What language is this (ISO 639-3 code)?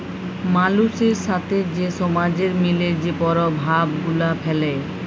ben